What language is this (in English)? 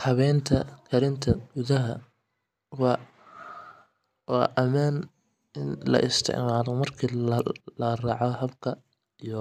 Somali